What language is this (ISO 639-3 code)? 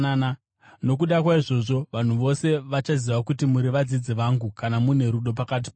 sna